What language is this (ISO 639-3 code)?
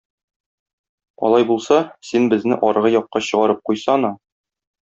tat